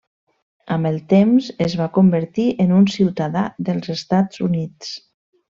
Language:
Catalan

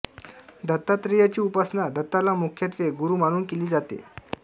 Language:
Marathi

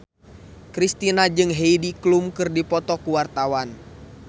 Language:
Sundanese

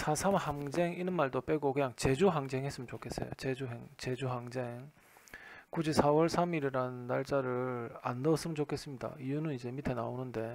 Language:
Korean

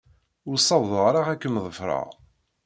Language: Kabyle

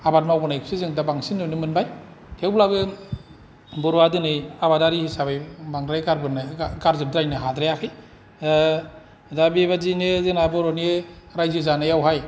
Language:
Bodo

